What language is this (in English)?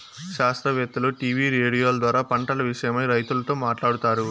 Telugu